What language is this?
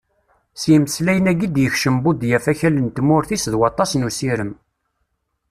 Kabyle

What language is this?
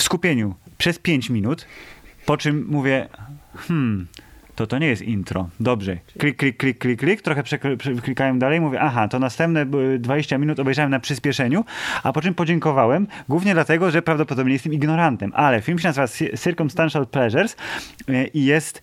Polish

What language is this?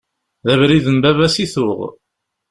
Kabyle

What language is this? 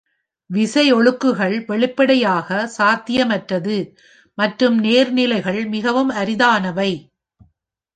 Tamil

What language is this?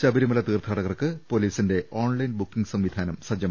Malayalam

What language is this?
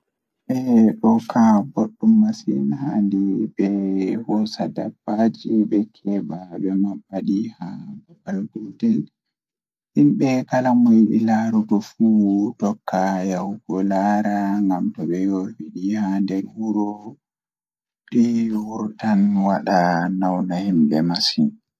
Fula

